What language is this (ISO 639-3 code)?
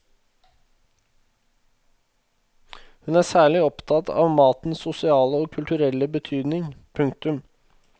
nor